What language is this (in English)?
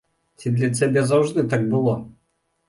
Belarusian